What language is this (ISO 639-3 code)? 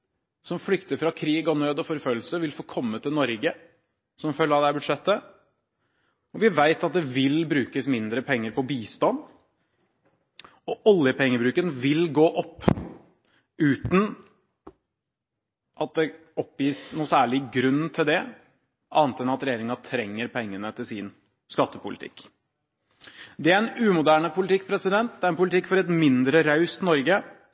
nob